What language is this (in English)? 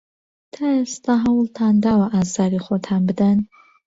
Central Kurdish